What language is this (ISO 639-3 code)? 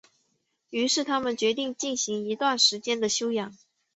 zho